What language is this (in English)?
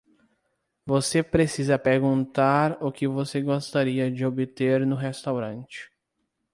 Portuguese